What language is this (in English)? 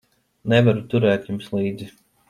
Latvian